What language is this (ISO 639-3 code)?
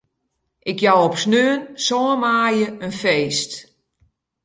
fry